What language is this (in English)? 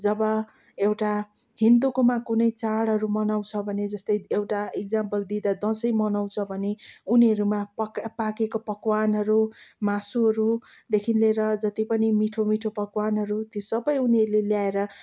Nepali